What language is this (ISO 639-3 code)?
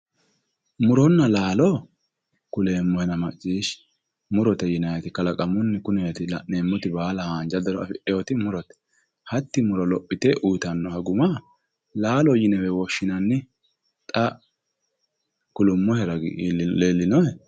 sid